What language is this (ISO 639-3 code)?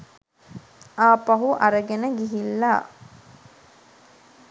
sin